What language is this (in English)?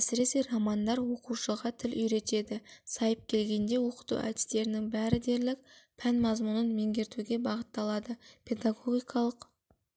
Kazakh